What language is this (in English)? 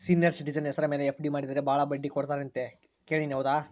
Kannada